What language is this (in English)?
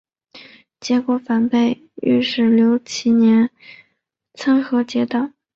Chinese